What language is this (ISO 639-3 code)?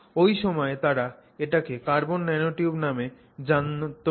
ben